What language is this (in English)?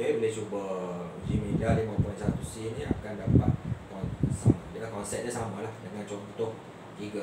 Malay